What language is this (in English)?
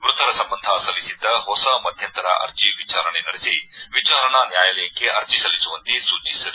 Kannada